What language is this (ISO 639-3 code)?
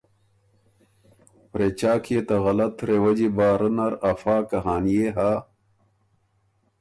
oru